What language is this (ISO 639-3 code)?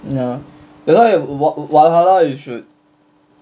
eng